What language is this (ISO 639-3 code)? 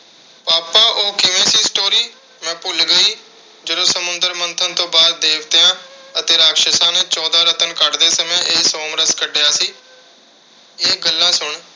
pan